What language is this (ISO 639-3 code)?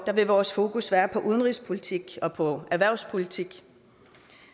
dan